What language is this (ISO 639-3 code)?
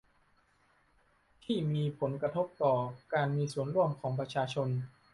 tha